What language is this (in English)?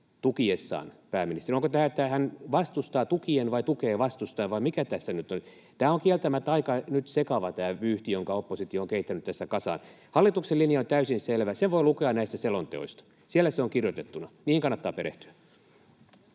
Finnish